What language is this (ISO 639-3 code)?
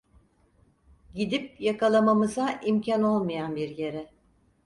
tur